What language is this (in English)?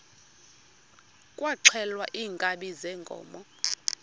Xhosa